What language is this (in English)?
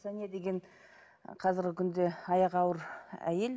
Kazakh